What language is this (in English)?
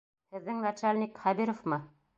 Bashkir